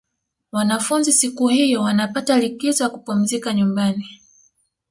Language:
Swahili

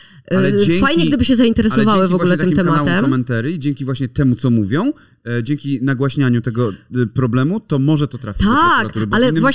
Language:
Polish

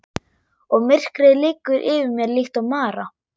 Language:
Icelandic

